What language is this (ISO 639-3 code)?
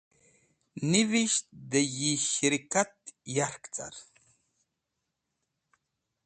wbl